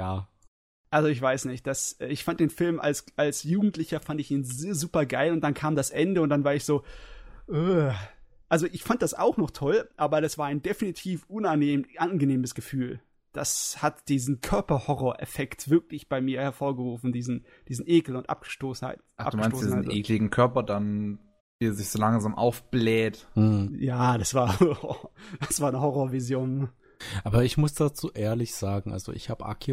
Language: German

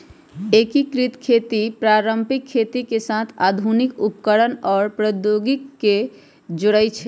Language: Magahi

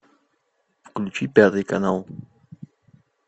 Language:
Russian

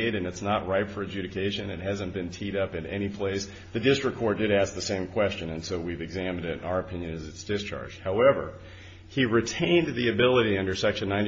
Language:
English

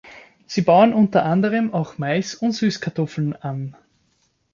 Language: German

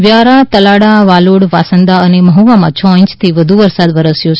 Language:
Gujarati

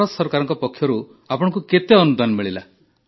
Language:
Odia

